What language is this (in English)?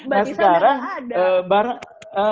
Indonesian